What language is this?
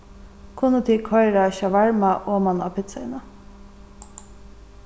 Faroese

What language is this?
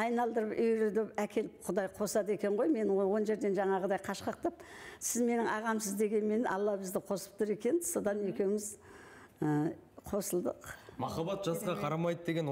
Turkish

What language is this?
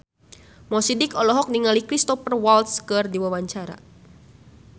Sundanese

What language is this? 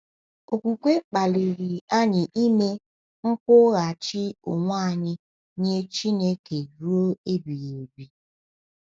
Igbo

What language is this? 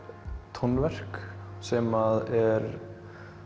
Icelandic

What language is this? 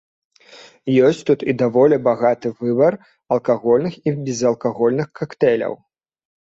Belarusian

